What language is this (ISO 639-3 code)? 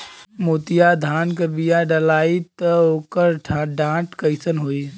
bho